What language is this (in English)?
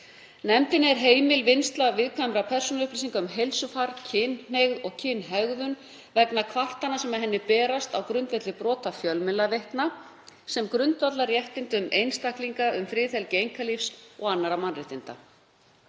Icelandic